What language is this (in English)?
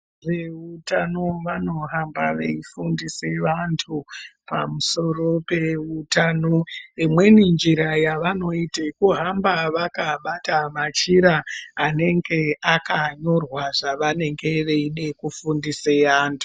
Ndau